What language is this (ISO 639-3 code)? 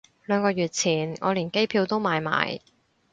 yue